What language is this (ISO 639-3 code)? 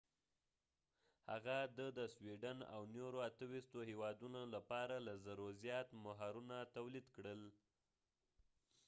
pus